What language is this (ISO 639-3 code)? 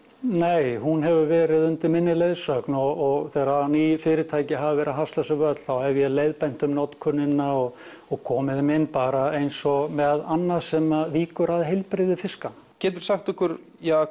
isl